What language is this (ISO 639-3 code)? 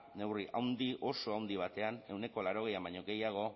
eus